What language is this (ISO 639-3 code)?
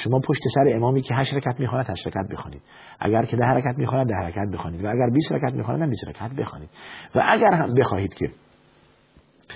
fas